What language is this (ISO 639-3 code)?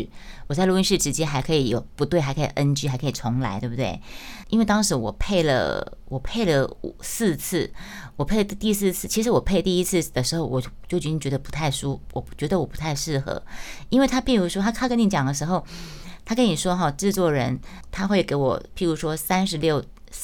zho